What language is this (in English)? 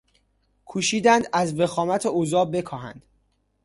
Persian